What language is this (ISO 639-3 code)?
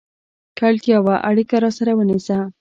pus